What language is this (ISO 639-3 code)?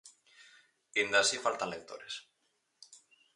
glg